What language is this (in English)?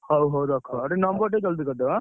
Odia